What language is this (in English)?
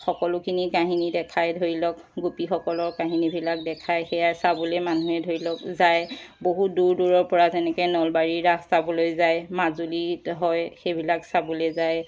Assamese